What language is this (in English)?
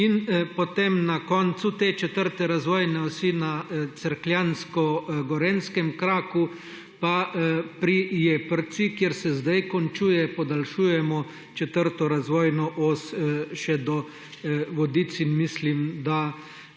Slovenian